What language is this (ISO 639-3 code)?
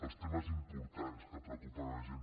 cat